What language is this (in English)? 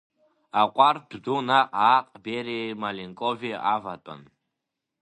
Abkhazian